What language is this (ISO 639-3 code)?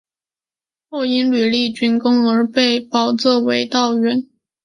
zho